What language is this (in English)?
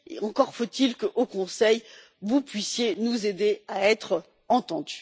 French